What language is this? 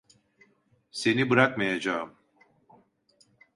Turkish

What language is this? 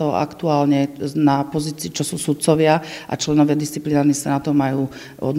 Slovak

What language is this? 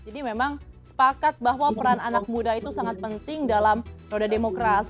Indonesian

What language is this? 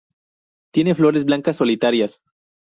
Spanish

